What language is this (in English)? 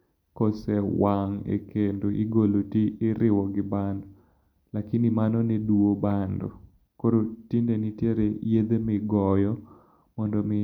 Luo (Kenya and Tanzania)